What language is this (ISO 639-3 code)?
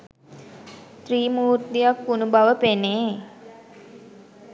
sin